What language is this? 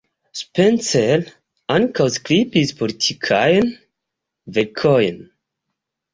Esperanto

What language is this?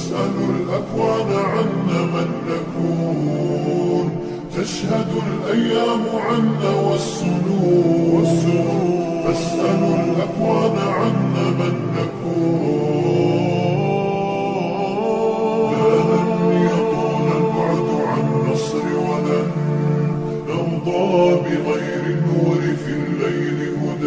Arabic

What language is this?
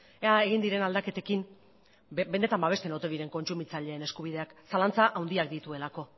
Basque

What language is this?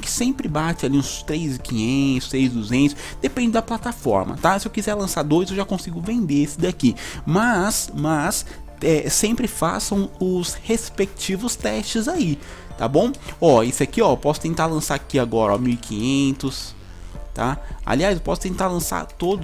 Portuguese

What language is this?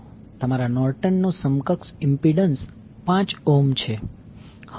Gujarati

